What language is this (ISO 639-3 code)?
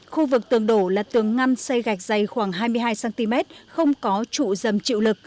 vie